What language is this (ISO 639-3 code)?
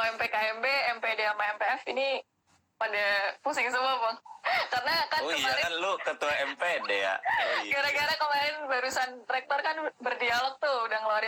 ind